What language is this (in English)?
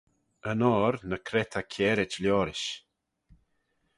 Manx